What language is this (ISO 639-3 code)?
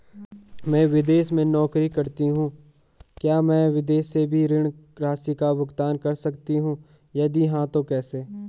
hin